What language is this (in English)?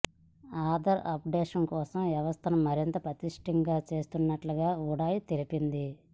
Telugu